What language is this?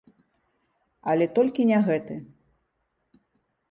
Belarusian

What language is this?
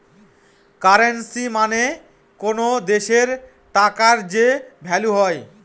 Bangla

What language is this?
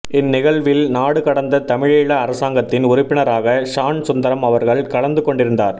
Tamil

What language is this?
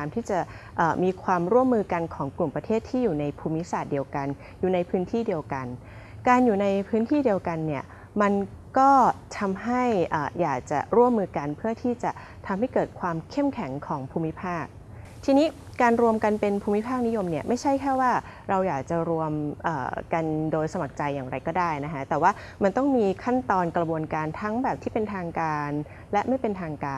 Thai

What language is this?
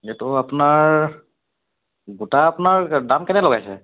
Assamese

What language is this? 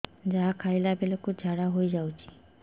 Odia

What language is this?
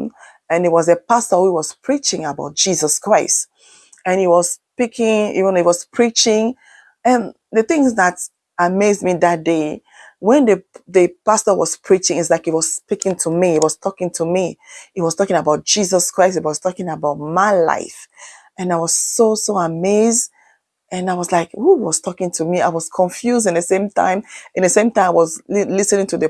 English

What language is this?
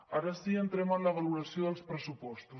Catalan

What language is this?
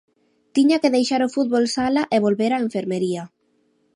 Galician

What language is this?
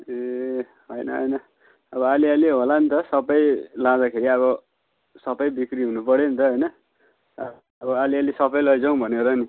Nepali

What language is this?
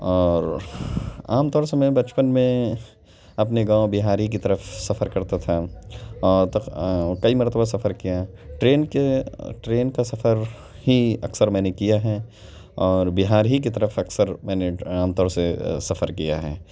Urdu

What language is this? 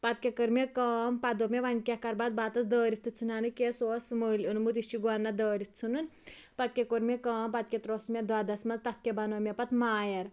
Kashmiri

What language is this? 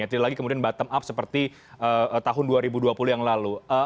Indonesian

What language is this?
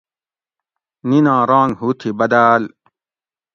Gawri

